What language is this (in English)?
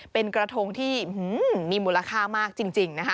Thai